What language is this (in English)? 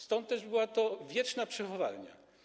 Polish